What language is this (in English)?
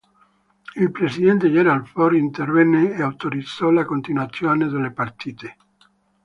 Italian